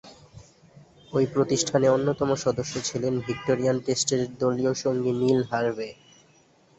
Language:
Bangla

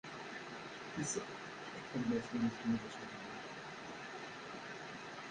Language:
Kabyle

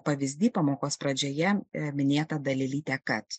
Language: Lithuanian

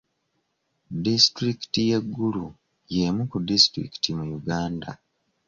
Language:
Ganda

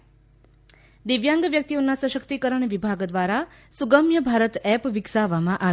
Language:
Gujarati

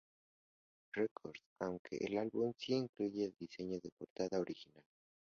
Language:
Spanish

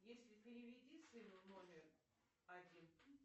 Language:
Russian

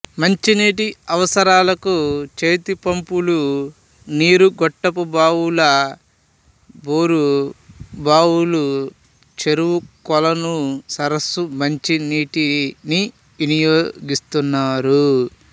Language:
Telugu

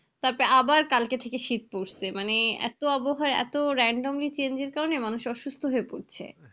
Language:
Bangla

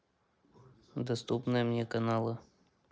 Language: Russian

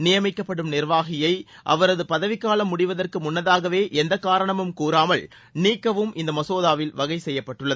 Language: Tamil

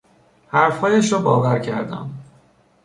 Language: Persian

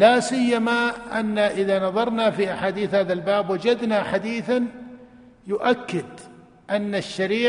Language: Arabic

